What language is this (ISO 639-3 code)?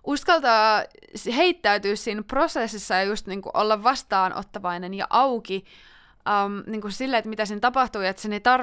fin